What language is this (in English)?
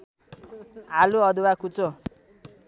Nepali